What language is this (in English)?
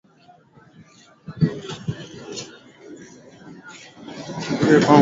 Swahili